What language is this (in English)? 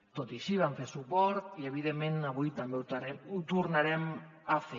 Catalan